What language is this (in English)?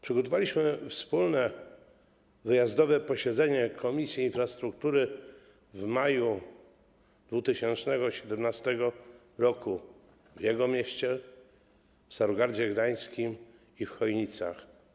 Polish